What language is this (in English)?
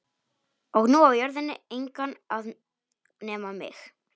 Icelandic